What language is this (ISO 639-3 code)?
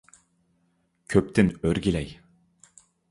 uig